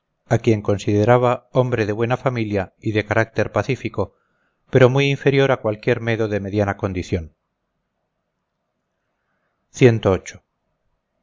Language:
Spanish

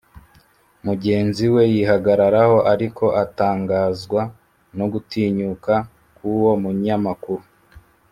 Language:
Kinyarwanda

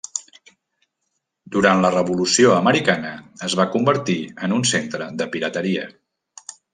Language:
Catalan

